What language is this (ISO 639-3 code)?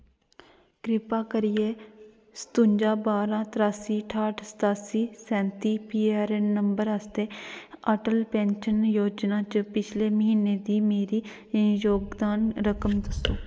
doi